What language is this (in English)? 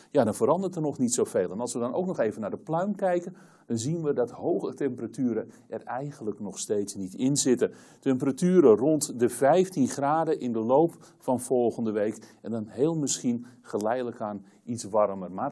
Dutch